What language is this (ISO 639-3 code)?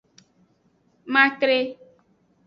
ajg